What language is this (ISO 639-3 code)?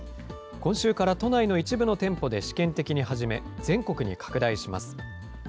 jpn